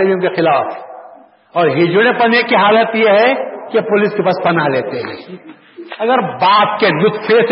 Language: Urdu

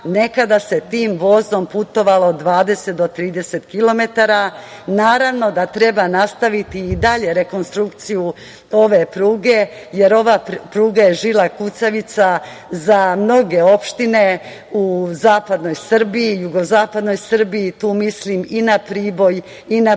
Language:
Serbian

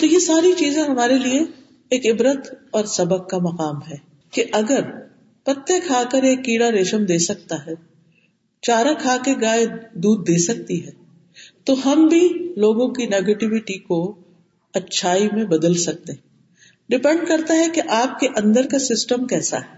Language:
Urdu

